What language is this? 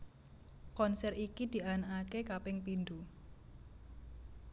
Javanese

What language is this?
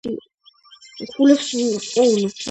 Georgian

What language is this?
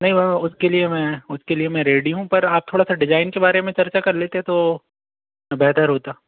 Hindi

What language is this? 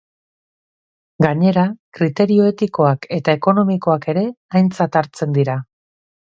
Basque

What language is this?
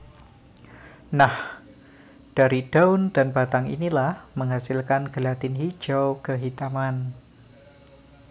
Javanese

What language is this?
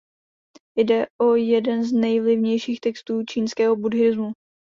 Czech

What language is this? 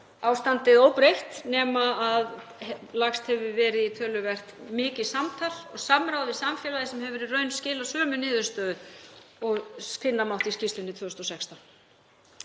Icelandic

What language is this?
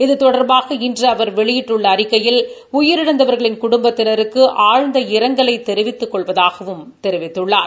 Tamil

